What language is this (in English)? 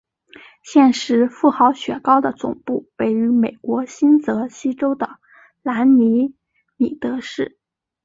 Chinese